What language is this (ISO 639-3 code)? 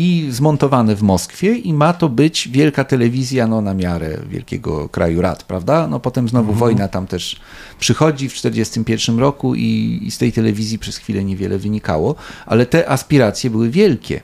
pol